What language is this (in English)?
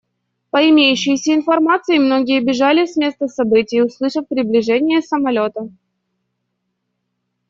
Russian